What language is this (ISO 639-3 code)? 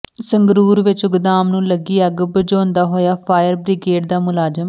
pan